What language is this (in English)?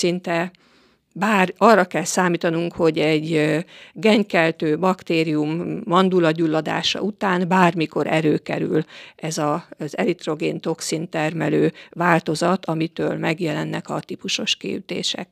Hungarian